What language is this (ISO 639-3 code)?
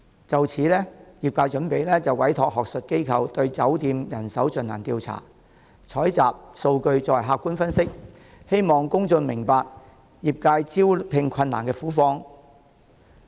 yue